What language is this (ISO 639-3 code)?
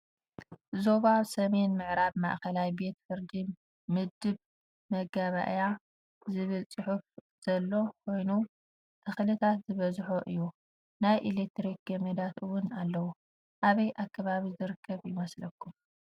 tir